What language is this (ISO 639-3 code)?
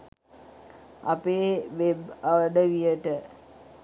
sin